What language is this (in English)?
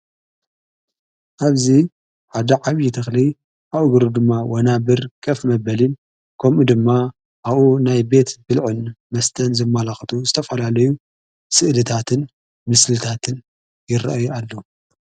Tigrinya